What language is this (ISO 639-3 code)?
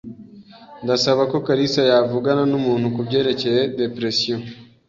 kin